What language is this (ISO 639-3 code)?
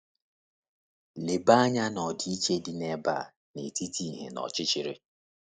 ibo